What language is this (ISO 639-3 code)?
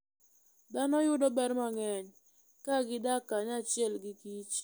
luo